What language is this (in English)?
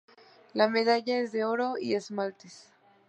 Spanish